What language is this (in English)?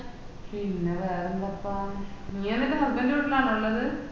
Malayalam